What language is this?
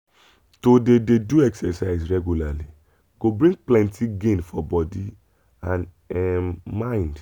Nigerian Pidgin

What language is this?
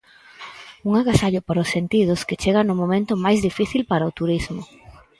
Galician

